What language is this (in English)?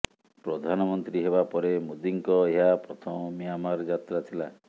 Odia